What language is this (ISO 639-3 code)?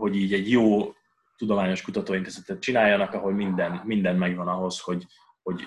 hun